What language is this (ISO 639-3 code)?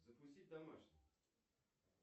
rus